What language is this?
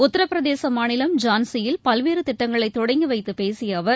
Tamil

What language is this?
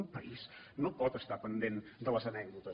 Catalan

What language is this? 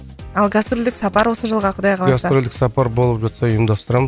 Kazakh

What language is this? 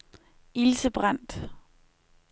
Danish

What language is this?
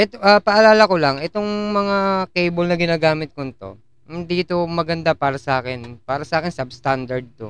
Filipino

